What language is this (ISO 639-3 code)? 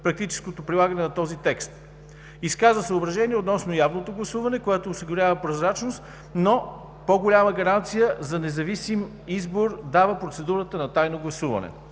bul